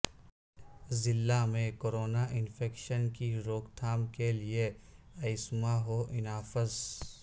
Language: Urdu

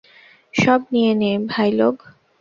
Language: Bangla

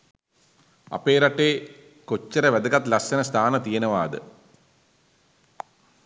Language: Sinhala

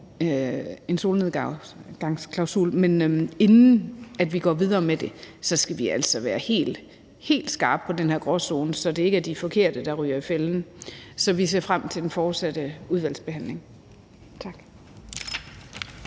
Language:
Danish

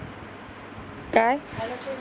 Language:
Marathi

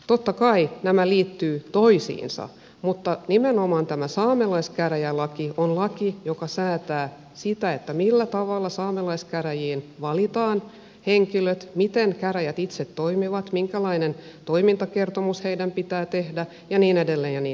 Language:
Finnish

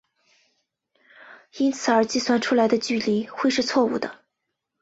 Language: Chinese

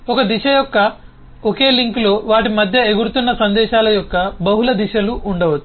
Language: Telugu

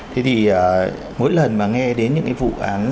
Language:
Vietnamese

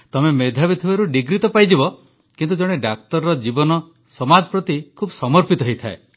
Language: Odia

